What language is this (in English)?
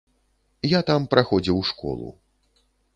Belarusian